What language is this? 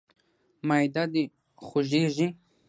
Pashto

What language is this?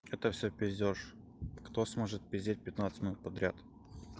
Russian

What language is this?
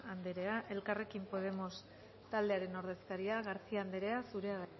Basque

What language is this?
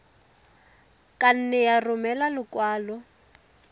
Tswana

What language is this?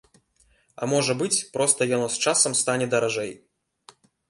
Belarusian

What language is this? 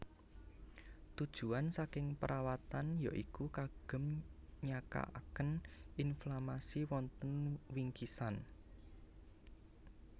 Javanese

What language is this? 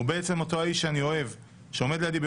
Hebrew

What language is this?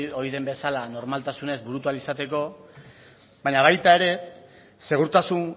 Basque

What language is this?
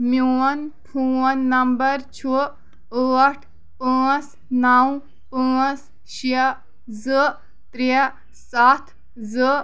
Kashmiri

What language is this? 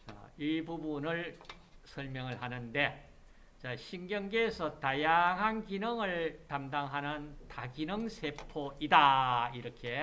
Korean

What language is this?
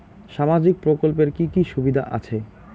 Bangla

